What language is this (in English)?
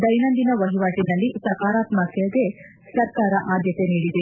Kannada